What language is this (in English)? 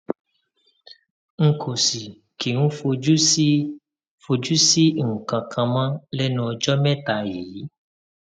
Yoruba